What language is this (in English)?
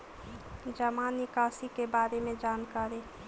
Magahi